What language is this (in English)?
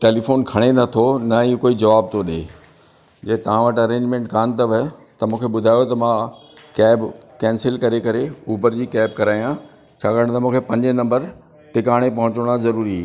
Sindhi